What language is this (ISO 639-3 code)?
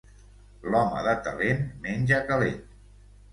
cat